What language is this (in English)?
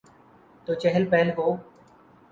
Urdu